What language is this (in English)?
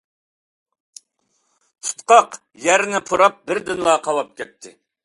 Uyghur